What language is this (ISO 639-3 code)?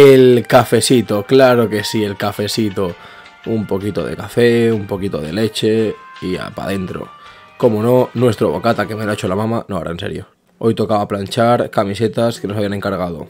spa